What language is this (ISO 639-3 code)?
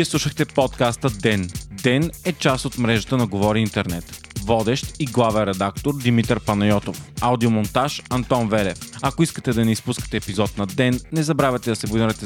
bul